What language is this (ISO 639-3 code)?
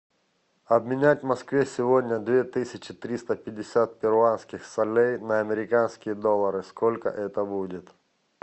rus